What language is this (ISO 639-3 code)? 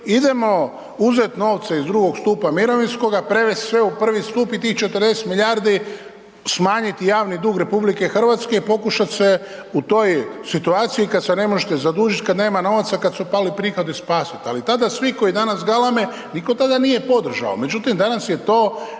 hrv